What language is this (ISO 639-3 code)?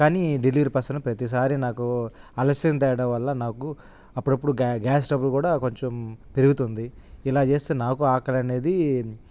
tel